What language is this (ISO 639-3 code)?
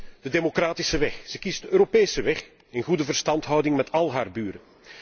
nld